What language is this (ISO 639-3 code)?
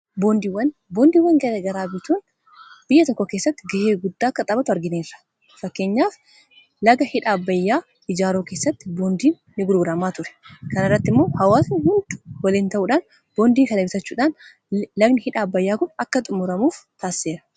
orm